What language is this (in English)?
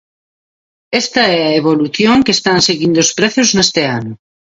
Galician